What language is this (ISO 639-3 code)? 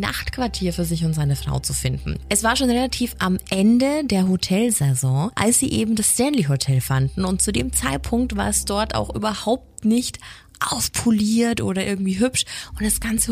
deu